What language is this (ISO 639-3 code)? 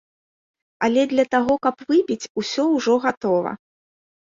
bel